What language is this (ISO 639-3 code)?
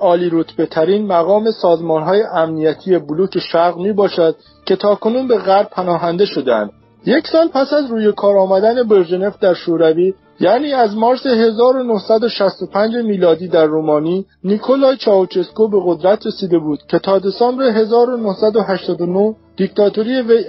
fas